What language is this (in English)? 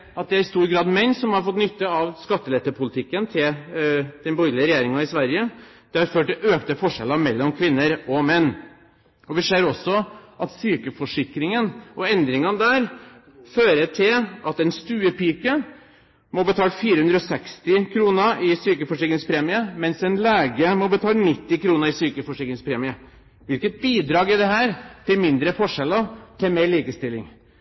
Norwegian Bokmål